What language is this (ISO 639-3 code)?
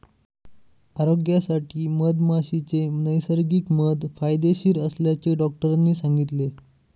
mar